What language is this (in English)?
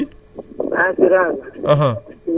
Wolof